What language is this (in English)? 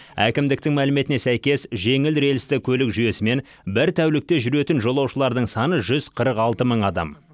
Kazakh